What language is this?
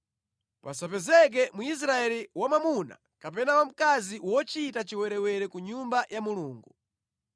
Nyanja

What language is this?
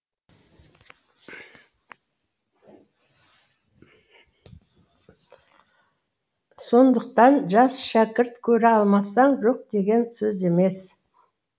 Kazakh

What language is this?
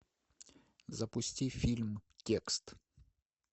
Russian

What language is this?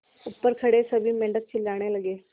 Hindi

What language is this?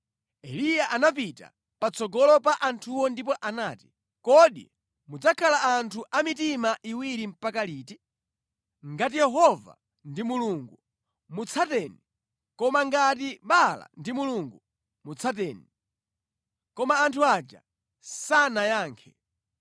Nyanja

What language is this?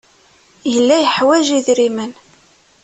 Kabyle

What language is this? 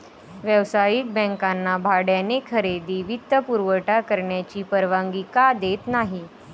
Marathi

